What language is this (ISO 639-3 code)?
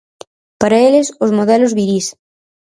glg